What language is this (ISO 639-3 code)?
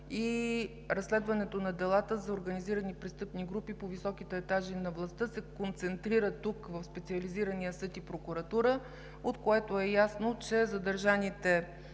bul